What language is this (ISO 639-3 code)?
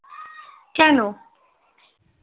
ben